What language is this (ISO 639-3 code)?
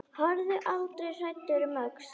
isl